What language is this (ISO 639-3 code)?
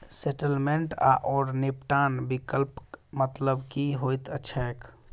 mai